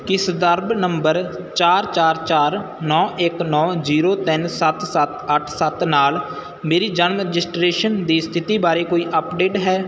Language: Punjabi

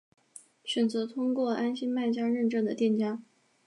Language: Chinese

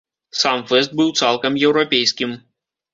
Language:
Belarusian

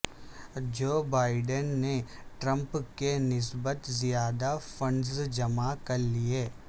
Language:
Urdu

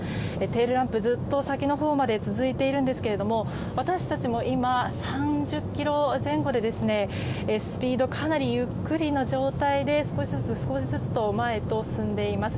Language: Japanese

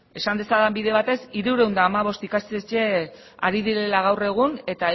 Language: Basque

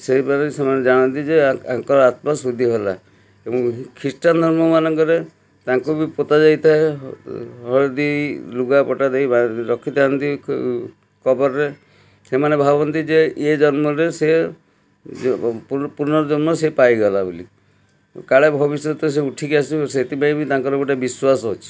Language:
Odia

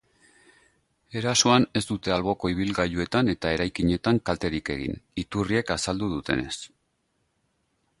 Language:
Basque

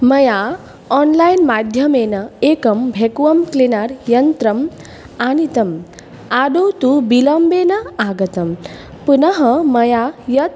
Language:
Sanskrit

